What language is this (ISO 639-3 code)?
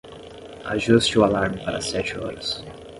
por